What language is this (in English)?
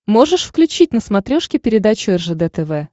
Russian